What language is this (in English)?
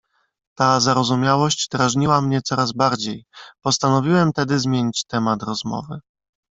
Polish